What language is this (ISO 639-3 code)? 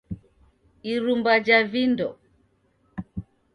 dav